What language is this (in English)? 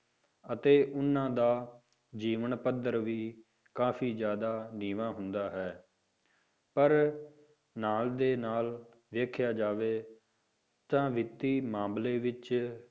Punjabi